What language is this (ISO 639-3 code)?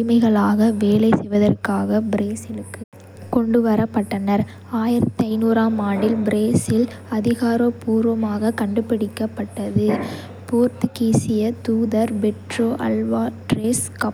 kfe